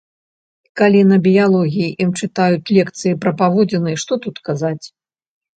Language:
Belarusian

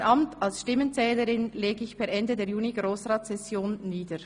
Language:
Swiss German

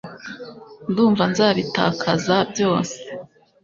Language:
Kinyarwanda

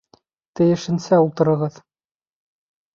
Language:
Bashkir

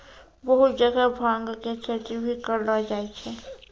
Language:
Maithili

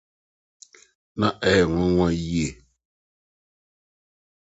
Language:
Akan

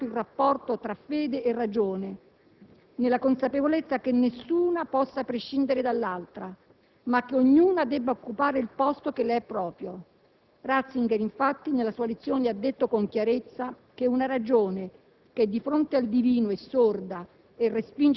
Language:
Italian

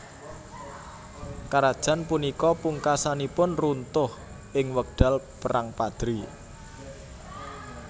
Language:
Javanese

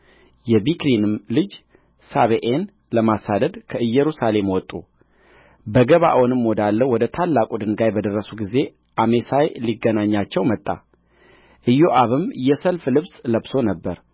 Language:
Amharic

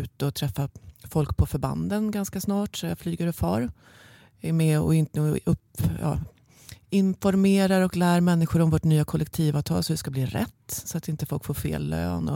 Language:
Swedish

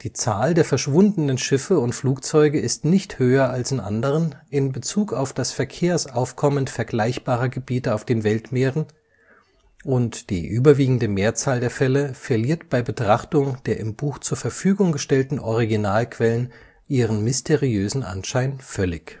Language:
German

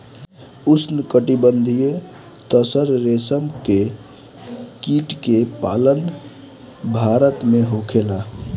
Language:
Bhojpuri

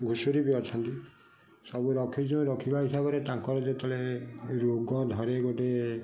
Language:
Odia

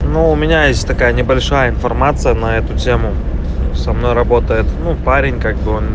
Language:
Russian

